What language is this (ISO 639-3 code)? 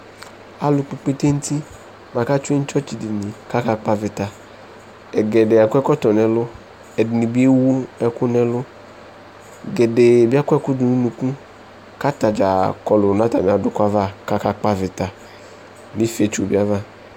kpo